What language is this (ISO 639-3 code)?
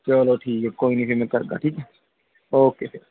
doi